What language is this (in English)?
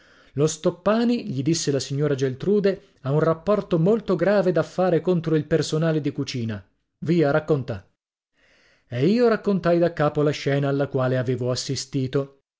Italian